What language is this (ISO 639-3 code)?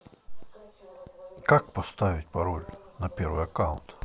rus